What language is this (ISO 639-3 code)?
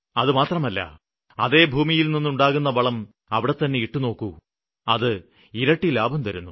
mal